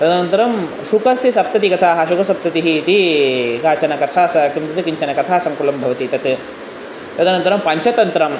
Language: Sanskrit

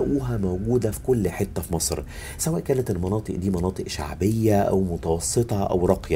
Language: Arabic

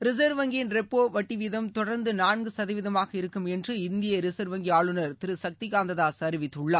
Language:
Tamil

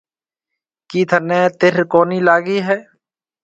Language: Marwari (Pakistan)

